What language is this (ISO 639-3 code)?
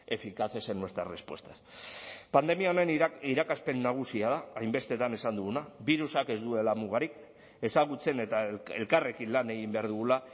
eus